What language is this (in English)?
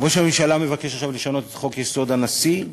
Hebrew